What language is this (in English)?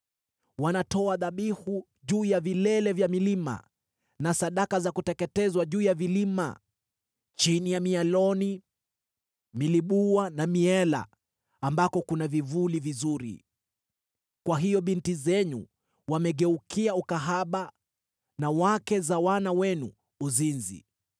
Swahili